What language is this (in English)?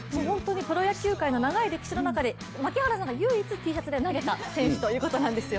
Japanese